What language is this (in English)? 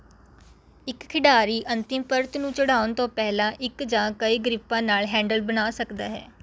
Punjabi